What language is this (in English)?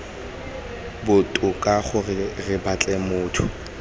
Tswana